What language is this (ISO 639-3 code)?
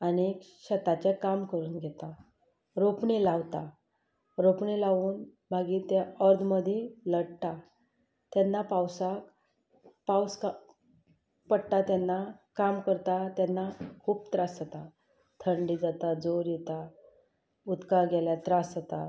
kok